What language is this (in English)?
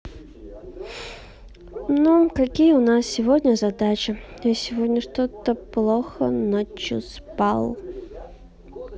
Russian